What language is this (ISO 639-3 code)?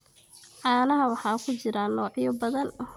som